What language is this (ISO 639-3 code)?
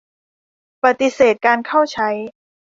tha